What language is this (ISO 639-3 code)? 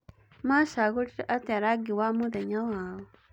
kik